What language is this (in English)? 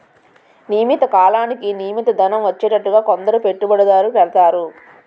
Telugu